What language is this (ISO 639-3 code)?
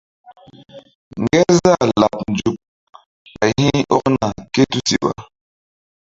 mdd